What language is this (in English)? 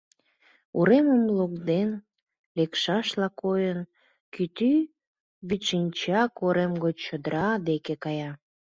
Mari